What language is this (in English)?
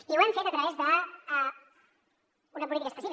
Catalan